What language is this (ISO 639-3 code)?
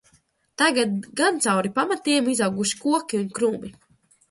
lav